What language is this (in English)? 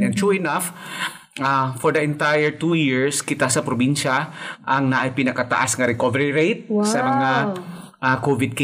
Filipino